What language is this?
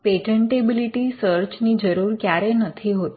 Gujarati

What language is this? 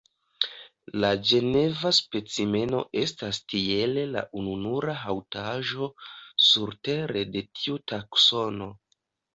Esperanto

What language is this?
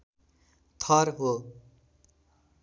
Nepali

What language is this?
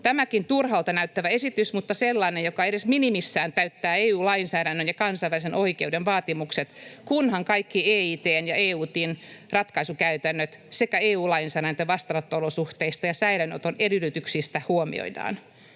Finnish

